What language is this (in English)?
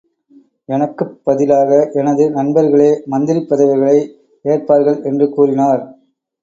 Tamil